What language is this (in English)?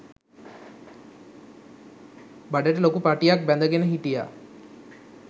Sinhala